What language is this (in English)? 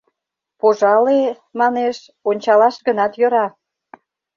Mari